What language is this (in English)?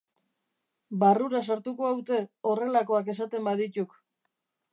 Basque